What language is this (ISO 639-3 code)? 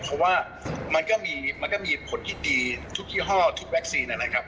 tha